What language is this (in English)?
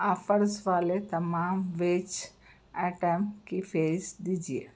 Urdu